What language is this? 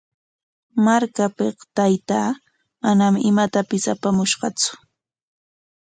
Corongo Ancash Quechua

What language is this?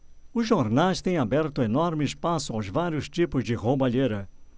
Portuguese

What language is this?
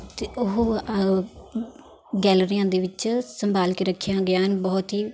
Punjabi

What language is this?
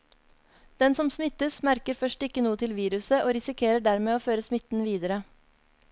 Norwegian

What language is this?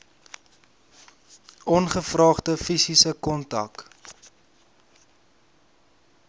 Afrikaans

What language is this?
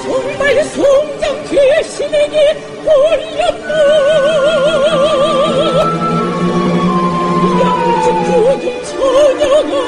Korean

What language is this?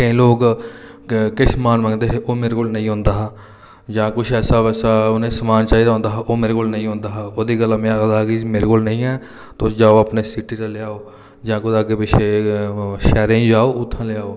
Dogri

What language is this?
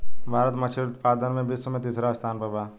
Bhojpuri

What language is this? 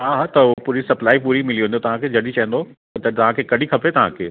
Sindhi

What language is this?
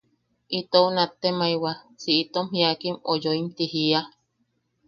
Yaqui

